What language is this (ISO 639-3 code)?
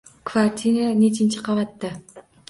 uzb